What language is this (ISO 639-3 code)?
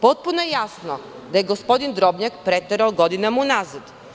srp